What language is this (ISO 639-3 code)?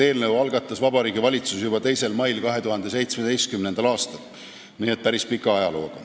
est